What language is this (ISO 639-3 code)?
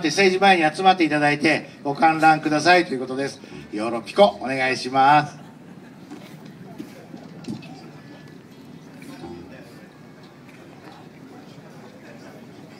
jpn